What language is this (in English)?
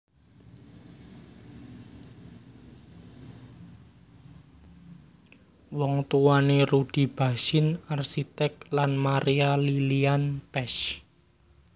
Javanese